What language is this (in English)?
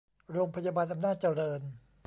Thai